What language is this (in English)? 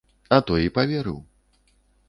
Belarusian